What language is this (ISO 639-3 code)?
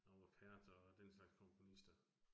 dan